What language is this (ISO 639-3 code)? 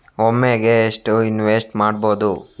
kan